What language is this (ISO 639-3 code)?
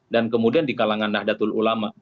ind